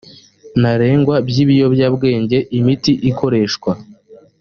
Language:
Kinyarwanda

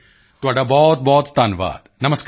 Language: Punjabi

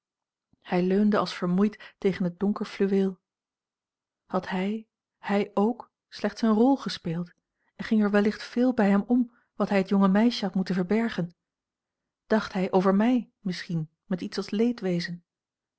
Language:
Dutch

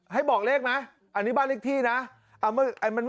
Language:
Thai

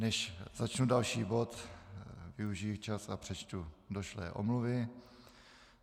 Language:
Czech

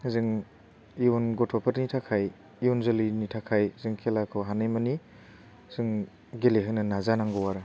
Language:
Bodo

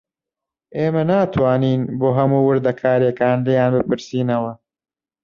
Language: Central Kurdish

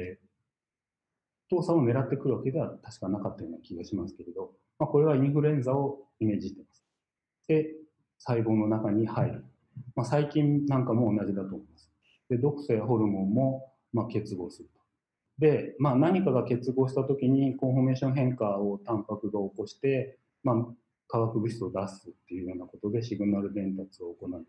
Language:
Japanese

